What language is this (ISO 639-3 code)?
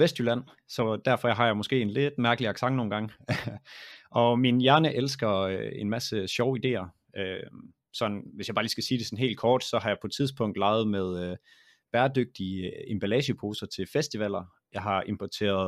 dan